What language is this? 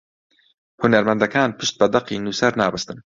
Central Kurdish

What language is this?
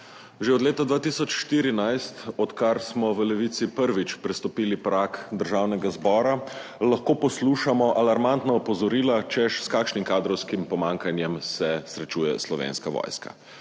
Slovenian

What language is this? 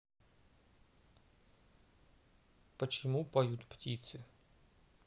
Russian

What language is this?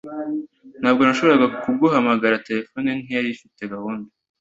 Kinyarwanda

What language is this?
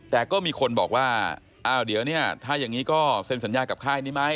Thai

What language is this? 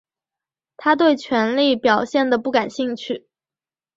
Chinese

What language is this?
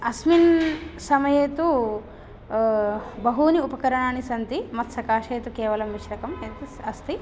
Sanskrit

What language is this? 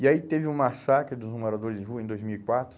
Portuguese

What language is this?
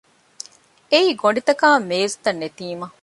Divehi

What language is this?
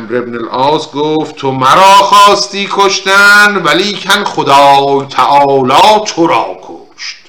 Persian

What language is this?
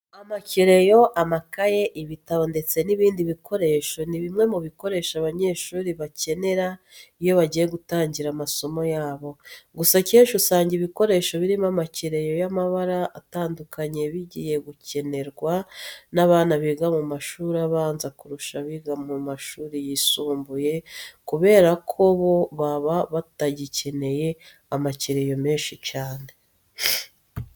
Kinyarwanda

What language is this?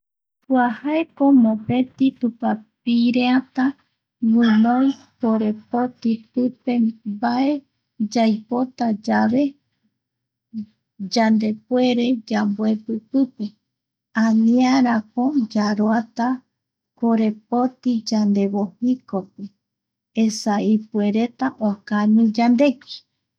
Eastern Bolivian Guaraní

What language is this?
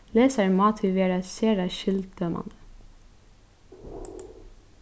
Faroese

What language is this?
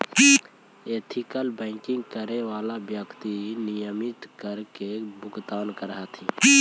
Magahi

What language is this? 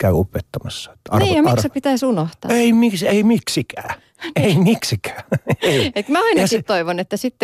Finnish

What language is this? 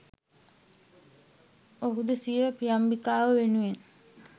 Sinhala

